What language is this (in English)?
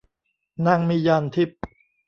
Thai